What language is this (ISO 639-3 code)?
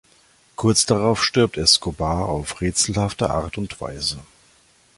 deu